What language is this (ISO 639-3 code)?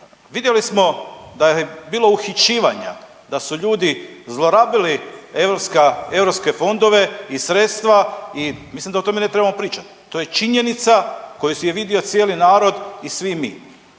hrv